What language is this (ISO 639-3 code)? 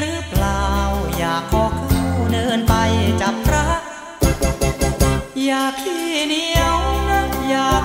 tha